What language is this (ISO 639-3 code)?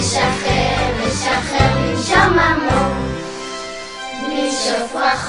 heb